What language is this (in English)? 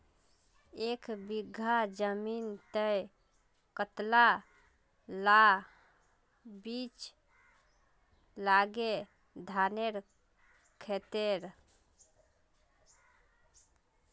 Magahi